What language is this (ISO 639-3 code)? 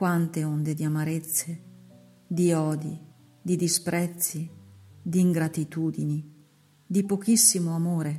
ita